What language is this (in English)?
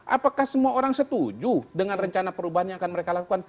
Indonesian